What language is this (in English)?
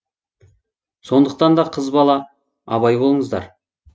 Kazakh